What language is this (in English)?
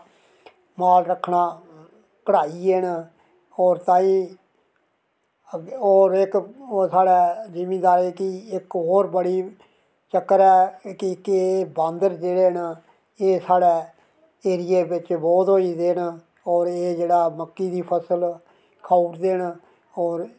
Dogri